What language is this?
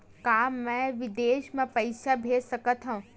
Chhattisgarhi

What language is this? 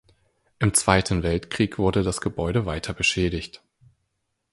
German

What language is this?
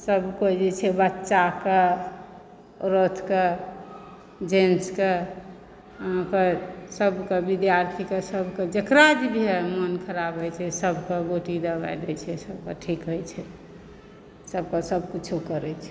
Maithili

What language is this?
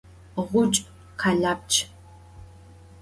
Adyghe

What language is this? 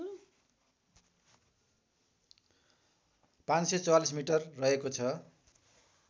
Nepali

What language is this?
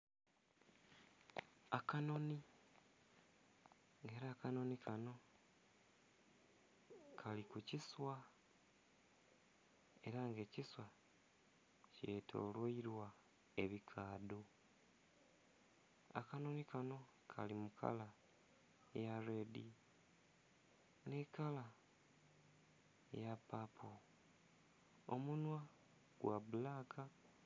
Soga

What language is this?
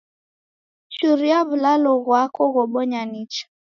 Taita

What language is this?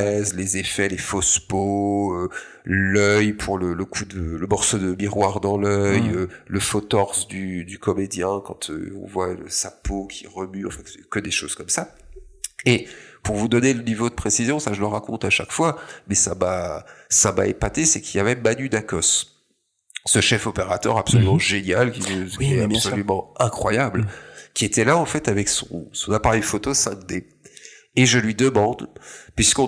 French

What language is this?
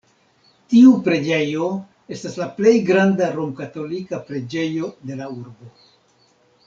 Esperanto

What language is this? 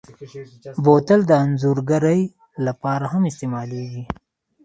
Pashto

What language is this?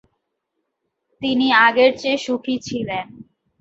Bangla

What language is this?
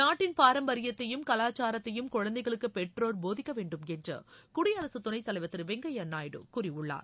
Tamil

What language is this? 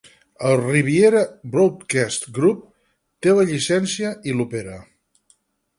Catalan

